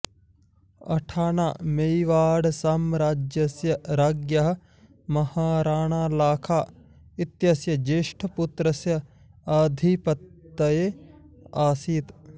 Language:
Sanskrit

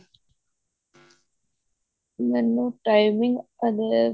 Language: Punjabi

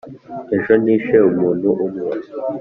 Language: Kinyarwanda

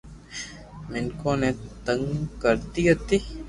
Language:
Loarki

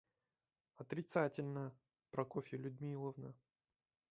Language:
Russian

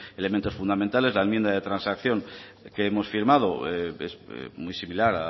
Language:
Spanish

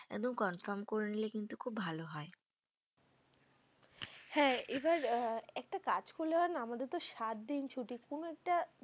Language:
Bangla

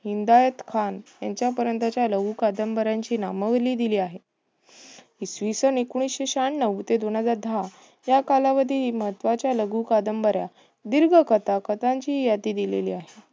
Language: Marathi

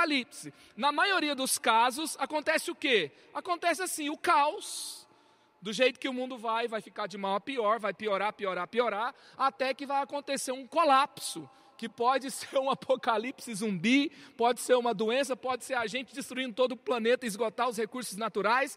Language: Portuguese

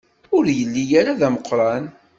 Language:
Kabyle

